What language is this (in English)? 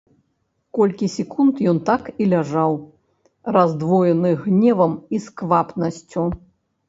Belarusian